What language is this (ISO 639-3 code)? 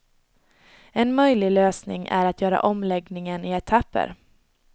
swe